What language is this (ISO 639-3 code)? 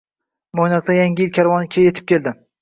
uzb